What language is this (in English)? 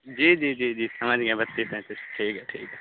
Urdu